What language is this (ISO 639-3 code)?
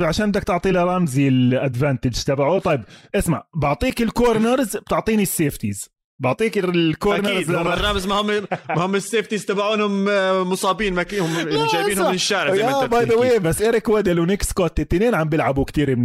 ara